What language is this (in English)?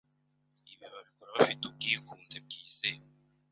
Kinyarwanda